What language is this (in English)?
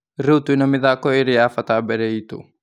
Kikuyu